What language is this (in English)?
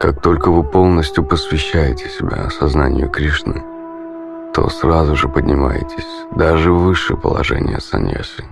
Russian